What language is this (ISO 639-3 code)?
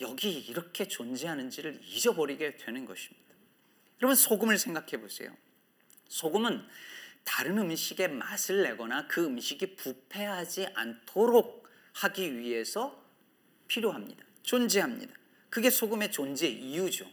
kor